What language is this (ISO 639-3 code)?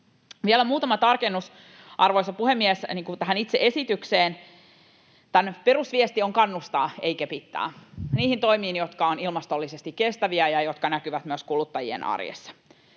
fin